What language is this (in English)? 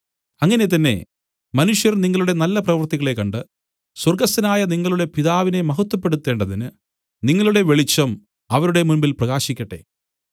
Malayalam